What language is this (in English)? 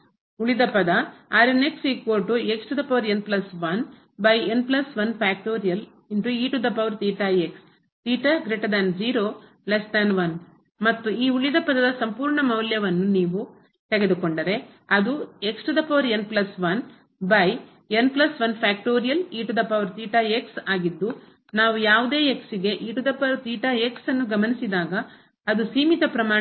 Kannada